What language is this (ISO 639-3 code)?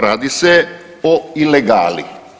hrv